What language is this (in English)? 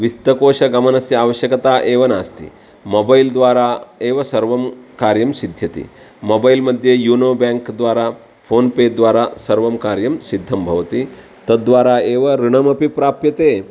Sanskrit